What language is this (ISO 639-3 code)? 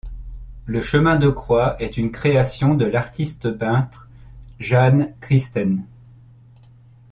fra